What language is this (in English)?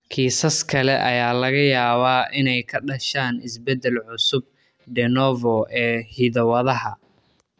Somali